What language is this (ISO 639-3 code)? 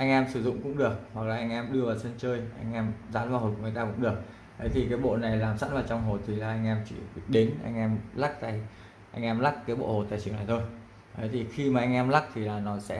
vie